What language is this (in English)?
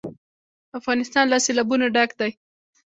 Pashto